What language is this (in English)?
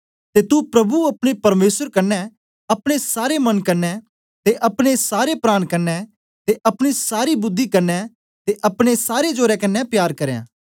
Dogri